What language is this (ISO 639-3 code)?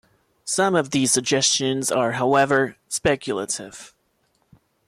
eng